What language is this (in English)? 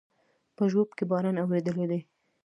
Pashto